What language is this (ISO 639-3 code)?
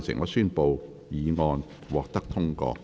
yue